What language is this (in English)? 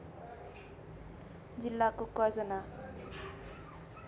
Nepali